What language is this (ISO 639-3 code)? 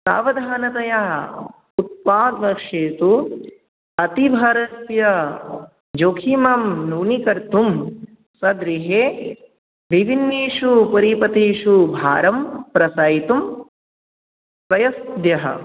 san